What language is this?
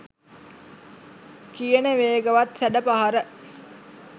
Sinhala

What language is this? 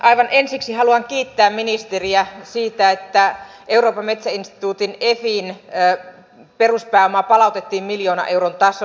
Finnish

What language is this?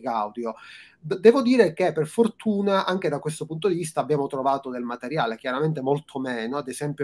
Italian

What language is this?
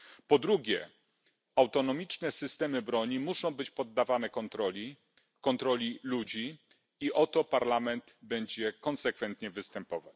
Polish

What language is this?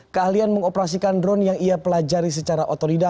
Indonesian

